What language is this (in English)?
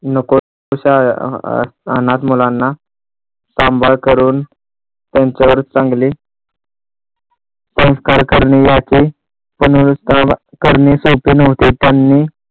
Marathi